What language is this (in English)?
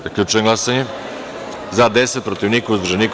Serbian